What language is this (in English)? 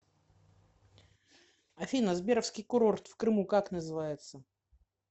Russian